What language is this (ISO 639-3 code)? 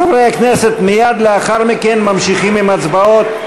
heb